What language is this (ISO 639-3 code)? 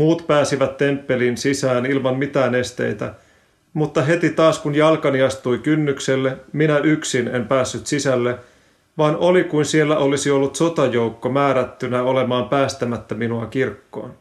fin